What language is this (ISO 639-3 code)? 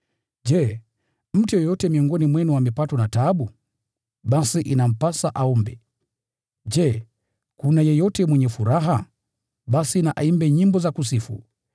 swa